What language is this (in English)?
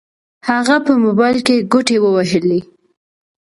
Pashto